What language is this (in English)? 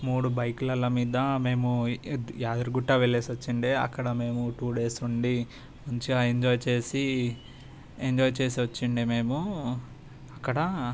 Telugu